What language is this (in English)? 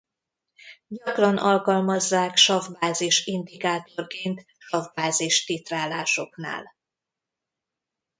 Hungarian